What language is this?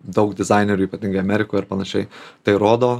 Lithuanian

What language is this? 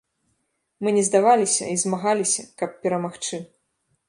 Belarusian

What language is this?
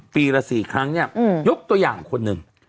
Thai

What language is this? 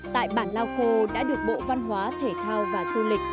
Vietnamese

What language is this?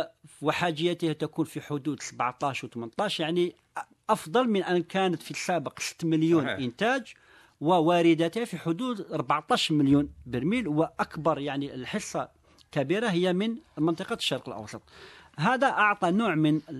Arabic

